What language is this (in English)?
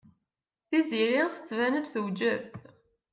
Kabyle